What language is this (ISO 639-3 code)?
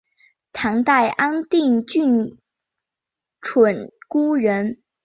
zho